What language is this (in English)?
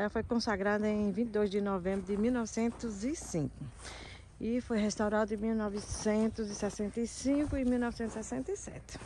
Portuguese